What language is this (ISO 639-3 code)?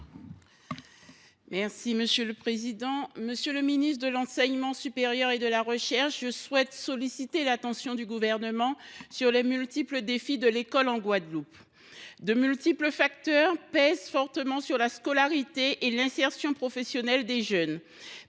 fra